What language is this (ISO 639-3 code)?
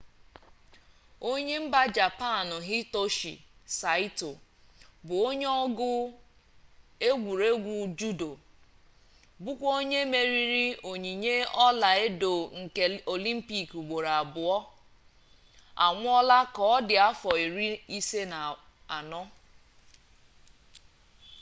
ibo